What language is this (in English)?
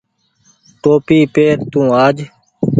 Goaria